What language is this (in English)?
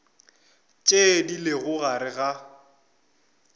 Northern Sotho